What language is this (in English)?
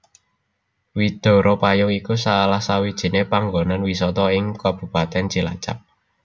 Javanese